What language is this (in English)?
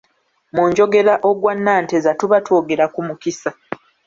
Ganda